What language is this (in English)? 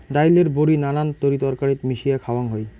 Bangla